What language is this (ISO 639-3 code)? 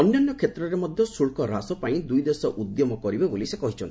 ori